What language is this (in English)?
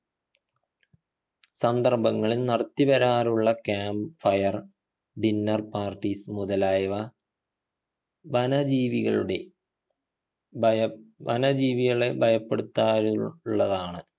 Malayalam